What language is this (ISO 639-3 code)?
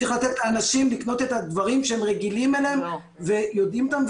heb